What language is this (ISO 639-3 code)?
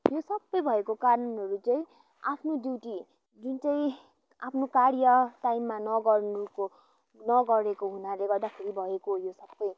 nep